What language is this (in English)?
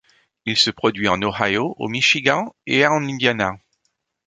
French